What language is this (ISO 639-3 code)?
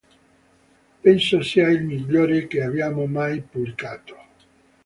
ita